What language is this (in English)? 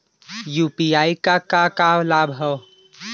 Bhojpuri